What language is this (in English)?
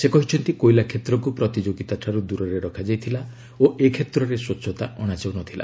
Odia